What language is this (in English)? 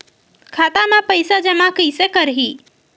Chhattisgarhi